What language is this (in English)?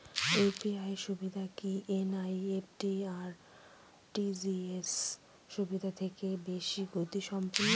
Bangla